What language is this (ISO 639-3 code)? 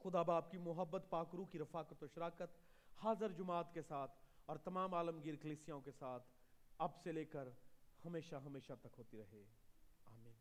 urd